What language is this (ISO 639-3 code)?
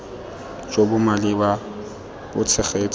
tsn